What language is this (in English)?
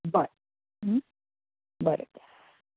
Konkani